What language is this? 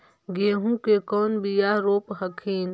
Magahi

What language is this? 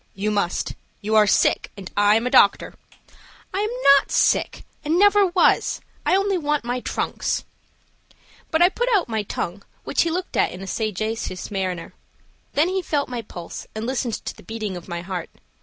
English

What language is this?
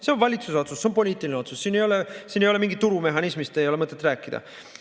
Estonian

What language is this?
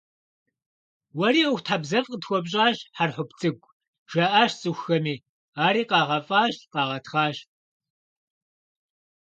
Kabardian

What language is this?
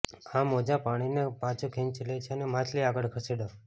Gujarati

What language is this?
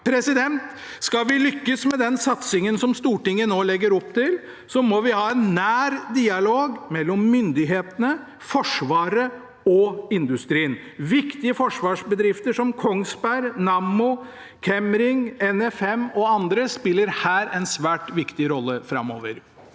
Norwegian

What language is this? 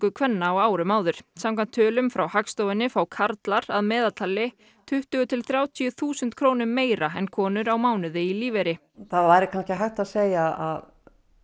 Icelandic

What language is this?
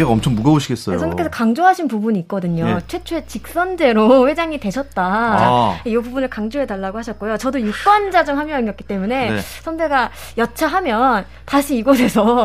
Korean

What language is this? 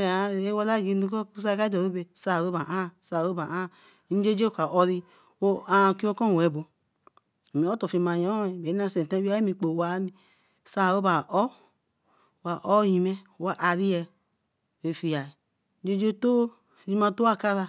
Eleme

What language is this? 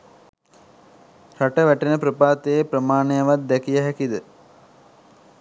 Sinhala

